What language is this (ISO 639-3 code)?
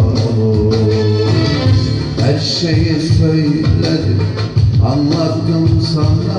ell